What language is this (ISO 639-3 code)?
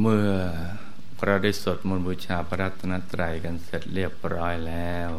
tha